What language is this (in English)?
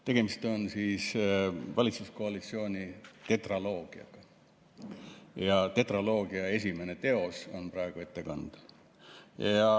Estonian